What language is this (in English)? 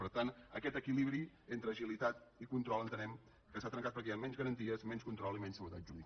Catalan